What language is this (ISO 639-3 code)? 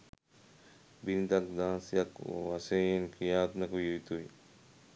sin